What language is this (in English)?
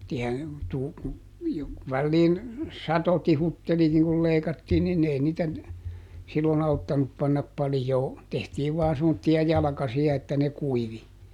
Finnish